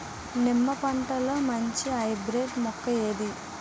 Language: Telugu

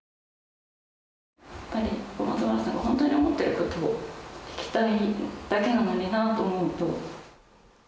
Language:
Japanese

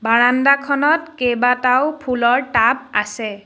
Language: Assamese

